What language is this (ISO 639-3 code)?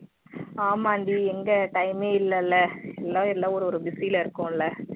tam